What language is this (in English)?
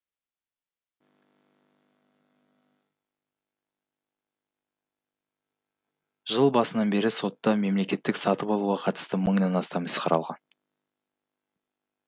Kazakh